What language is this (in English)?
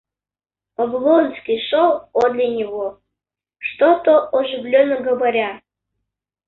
Russian